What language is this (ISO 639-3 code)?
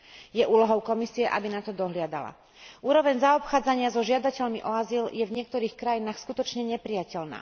slk